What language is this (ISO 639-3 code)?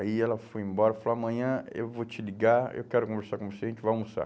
por